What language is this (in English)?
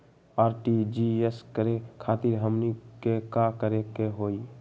Magahi